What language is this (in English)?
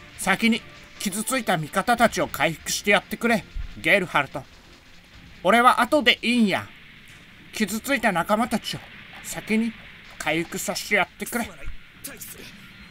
Japanese